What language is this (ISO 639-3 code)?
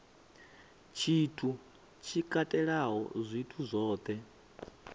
ven